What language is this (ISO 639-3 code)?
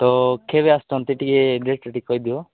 ori